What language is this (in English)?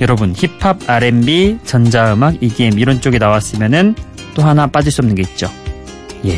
Korean